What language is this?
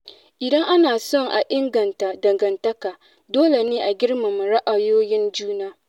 Hausa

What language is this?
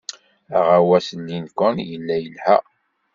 Kabyle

